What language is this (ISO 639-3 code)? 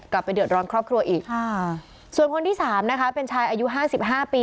tha